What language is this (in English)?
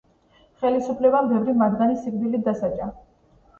Georgian